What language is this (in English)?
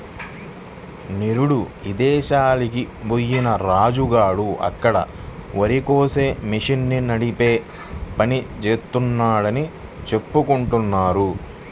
Telugu